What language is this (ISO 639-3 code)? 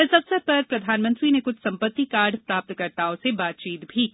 hin